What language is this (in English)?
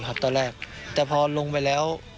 Thai